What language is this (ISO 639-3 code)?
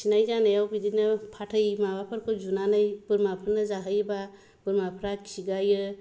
brx